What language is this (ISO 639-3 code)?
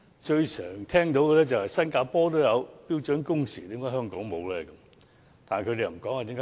yue